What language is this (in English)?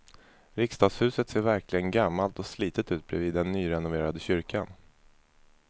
Swedish